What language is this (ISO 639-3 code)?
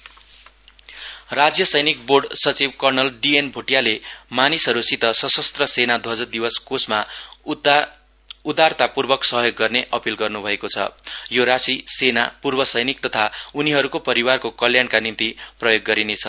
nep